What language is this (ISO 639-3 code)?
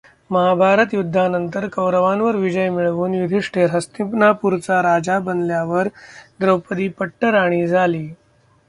mar